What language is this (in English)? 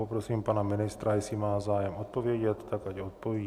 Czech